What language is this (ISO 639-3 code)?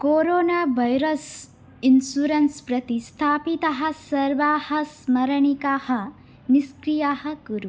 san